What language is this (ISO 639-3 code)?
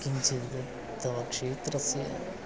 san